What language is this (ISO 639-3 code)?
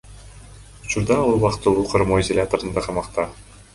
kir